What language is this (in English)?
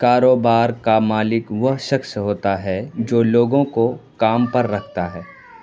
Urdu